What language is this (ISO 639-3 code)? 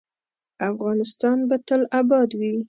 pus